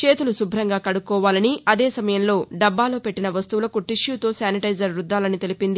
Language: Telugu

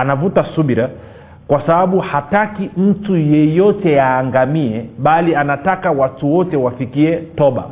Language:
Swahili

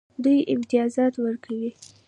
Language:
Pashto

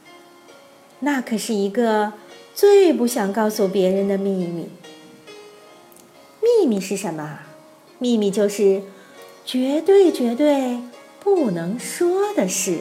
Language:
Chinese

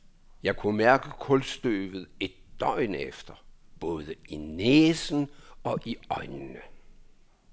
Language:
Danish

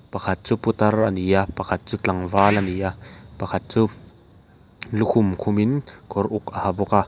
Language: Mizo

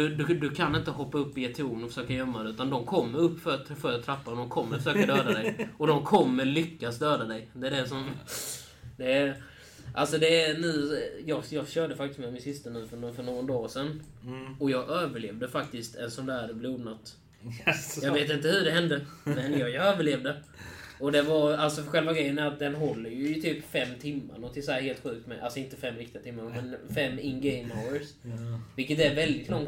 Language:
Swedish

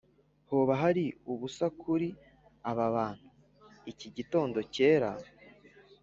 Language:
Kinyarwanda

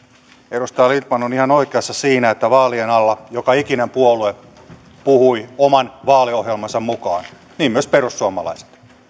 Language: Finnish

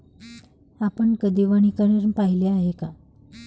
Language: Marathi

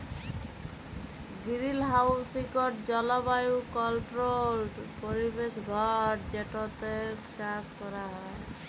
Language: Bangla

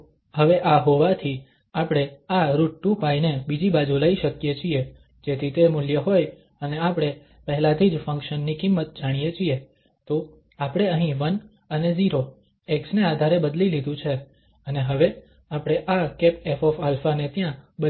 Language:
Gujarati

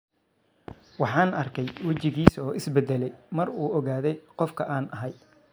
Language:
Somali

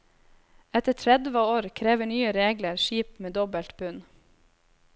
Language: Norwegian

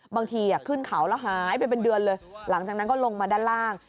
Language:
Thai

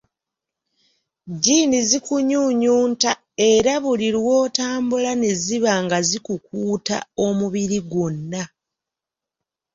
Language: Ganda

